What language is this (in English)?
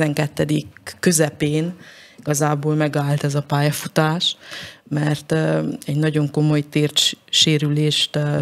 Hungarian